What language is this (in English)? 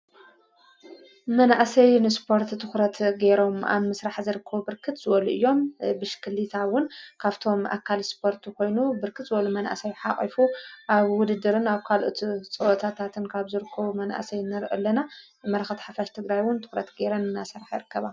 Tigrinya